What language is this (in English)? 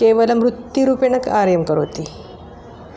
Sanskrit